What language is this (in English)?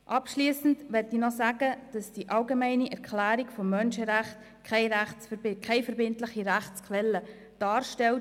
Swiss German